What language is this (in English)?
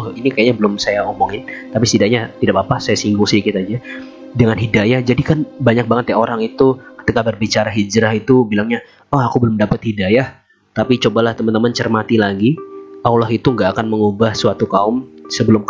Indonesian